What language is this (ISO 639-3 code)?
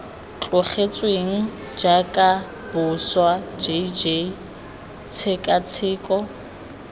tsn